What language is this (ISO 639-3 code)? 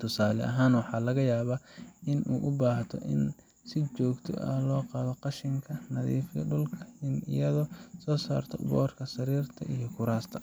som